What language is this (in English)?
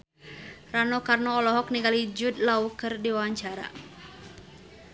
Sundanese